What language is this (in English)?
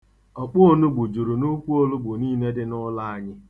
Igbo